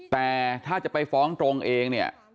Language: Thai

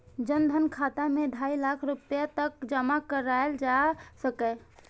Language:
Maithili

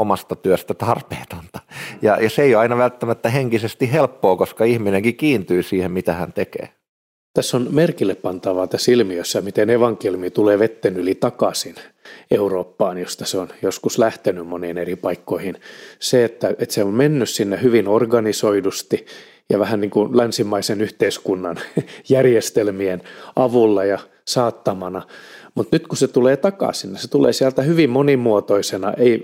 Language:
Finnish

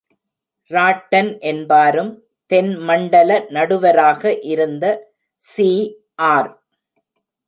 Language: Tamil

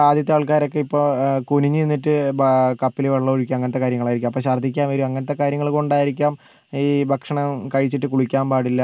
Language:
Malayalam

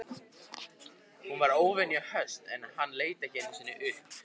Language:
Icelandic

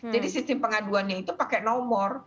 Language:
Indonesian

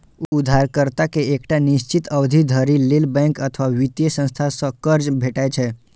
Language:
Maithili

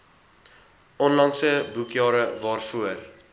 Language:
Afrikaans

